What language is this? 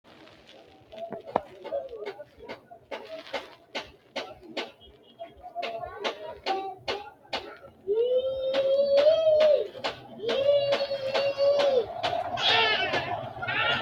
Sidamo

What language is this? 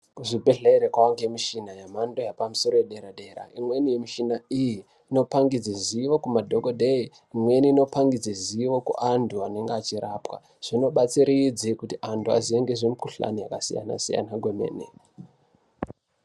Ndau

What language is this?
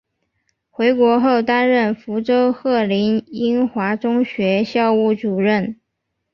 Chinese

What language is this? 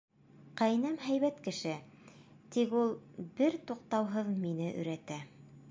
Bashkir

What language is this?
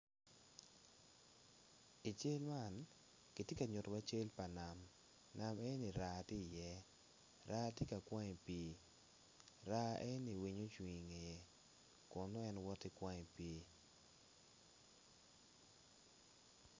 Acoli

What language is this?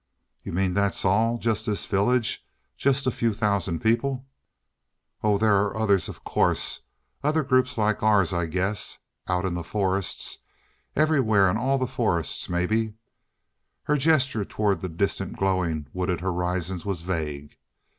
English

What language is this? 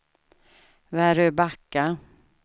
Swedish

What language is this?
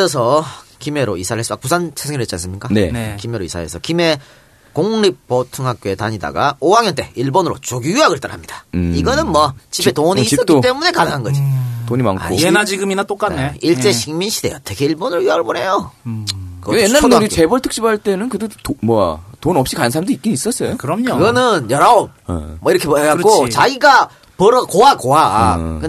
Korean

